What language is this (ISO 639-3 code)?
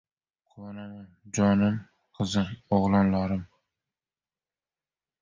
uzb